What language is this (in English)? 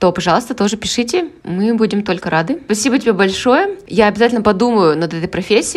Russian